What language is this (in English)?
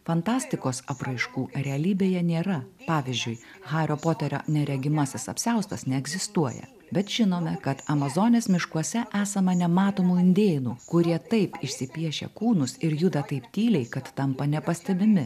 Lithuanian